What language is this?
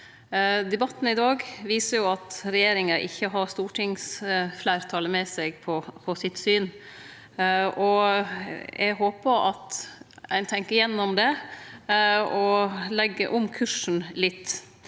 Norwegian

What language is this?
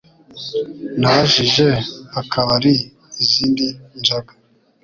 Kinyarwanda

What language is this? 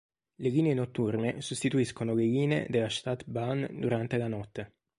Italian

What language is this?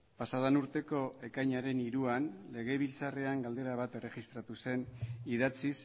Basque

